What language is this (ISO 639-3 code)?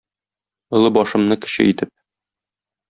tat